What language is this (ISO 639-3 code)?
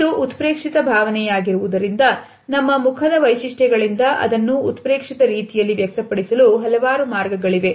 kan